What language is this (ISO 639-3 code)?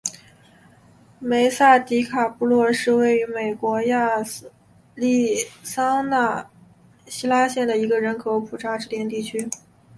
zho